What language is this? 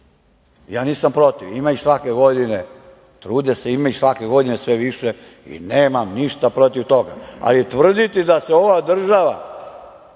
Serbian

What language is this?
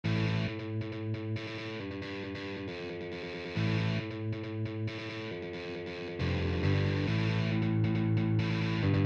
Japanese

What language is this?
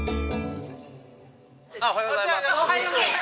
Japanese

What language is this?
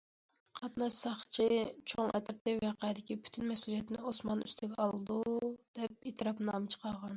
Uyghur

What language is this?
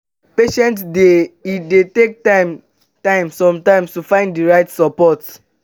Nigerian Pidgin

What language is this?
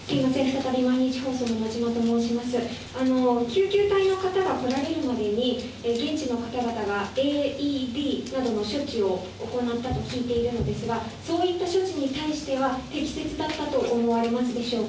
Japanese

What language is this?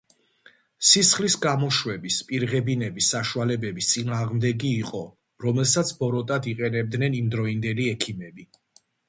Georgian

